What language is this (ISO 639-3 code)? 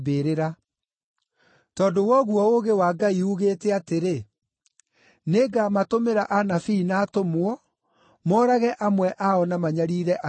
kik